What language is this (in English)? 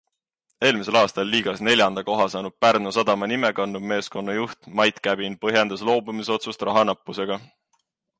Estonian